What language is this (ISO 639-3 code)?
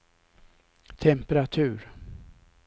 swe